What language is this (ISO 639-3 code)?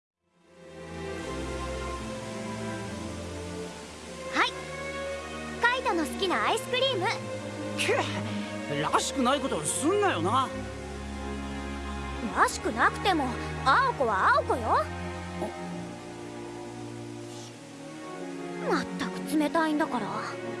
jpn